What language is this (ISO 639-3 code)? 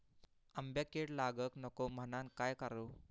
mar